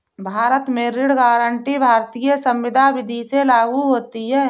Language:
Hindi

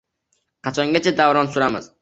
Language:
Uzbek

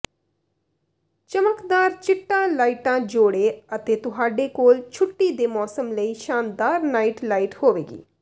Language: Punjabi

